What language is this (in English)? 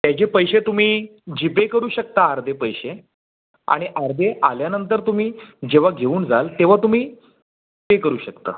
Marathi